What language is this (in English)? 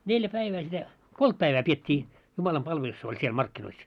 Finnish